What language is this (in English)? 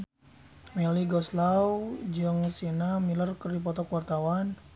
Sundanese